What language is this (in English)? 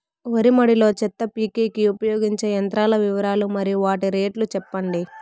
Telugu